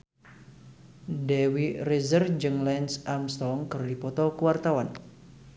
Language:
Sundanese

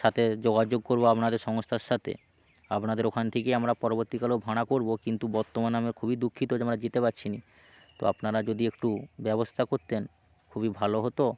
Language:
Bangla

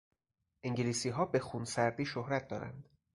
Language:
Persian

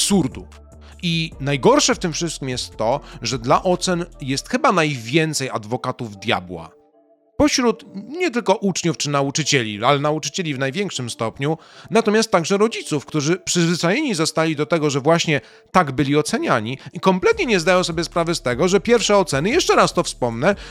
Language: Polish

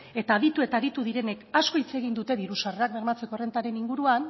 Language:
Basque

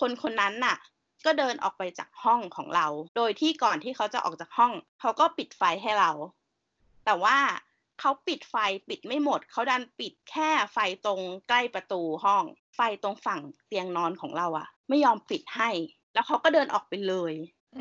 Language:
Thai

